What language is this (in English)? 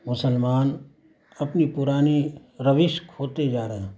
Urdu